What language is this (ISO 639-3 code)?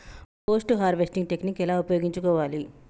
tel